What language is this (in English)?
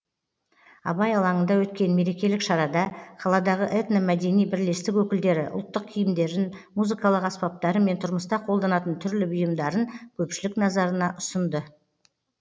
Kazakh